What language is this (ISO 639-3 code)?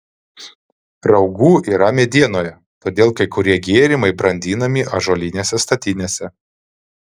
lit